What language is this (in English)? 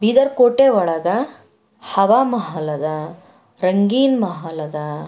Kannada